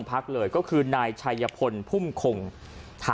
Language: Thai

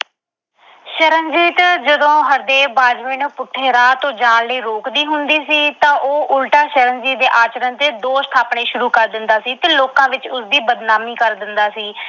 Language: Punjabi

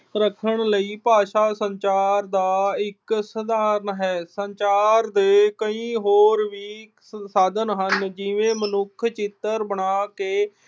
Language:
Punjabi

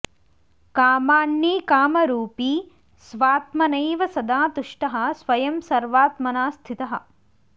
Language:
Sanskrit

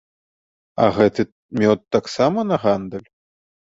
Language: Belarusian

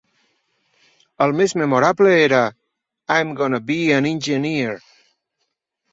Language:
Catalan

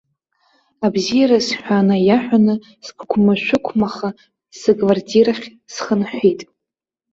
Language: Abkhazian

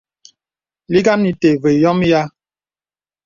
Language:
Bebele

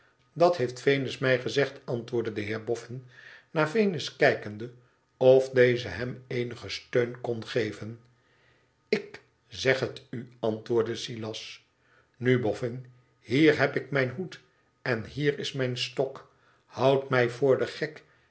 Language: Dutch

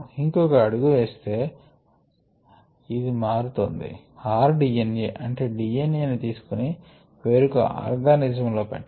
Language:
Telugu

